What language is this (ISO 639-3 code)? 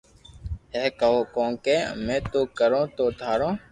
lrk